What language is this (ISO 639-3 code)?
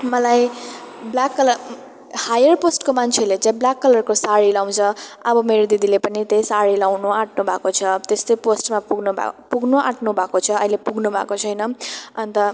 nep